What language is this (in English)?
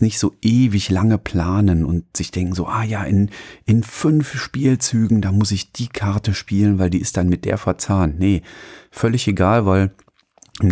German